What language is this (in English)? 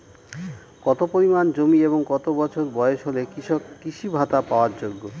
Bangla